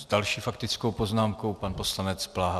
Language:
Czech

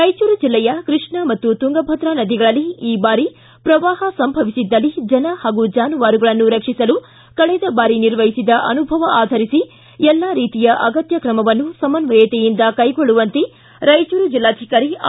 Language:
Kannada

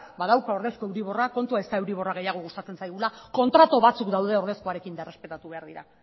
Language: Basque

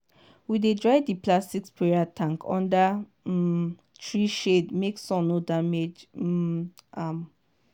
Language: Nigerian Pidgin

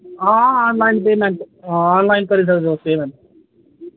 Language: Dogri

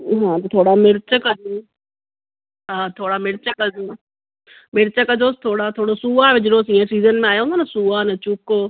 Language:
Sindhi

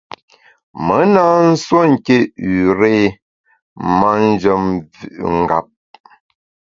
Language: Bamun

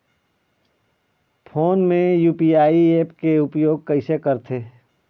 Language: Chhattisgarhi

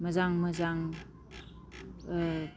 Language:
Bodo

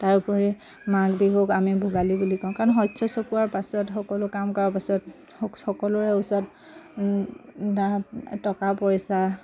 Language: Assamese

